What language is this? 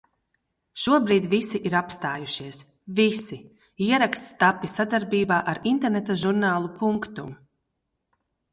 Latvian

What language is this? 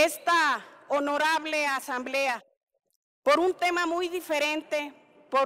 Spanish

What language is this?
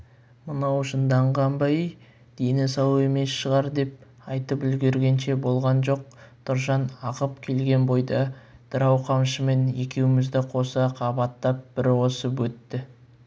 Kazakh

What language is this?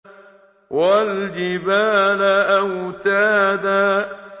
Arabic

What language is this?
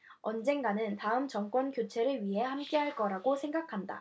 Korean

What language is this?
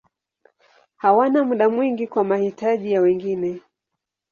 Swahili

